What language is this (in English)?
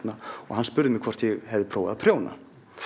Icelandic